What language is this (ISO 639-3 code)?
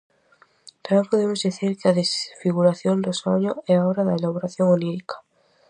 glg